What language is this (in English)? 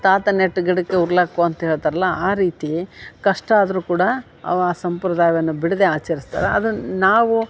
Kannada